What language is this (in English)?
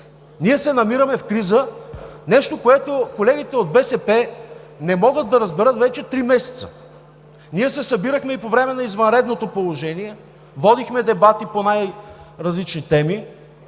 Bulgarian